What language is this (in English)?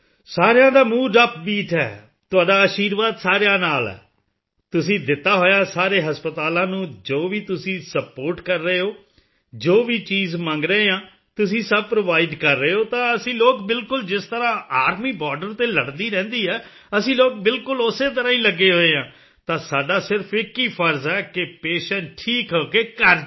Punjabi